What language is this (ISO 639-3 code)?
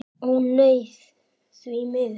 isl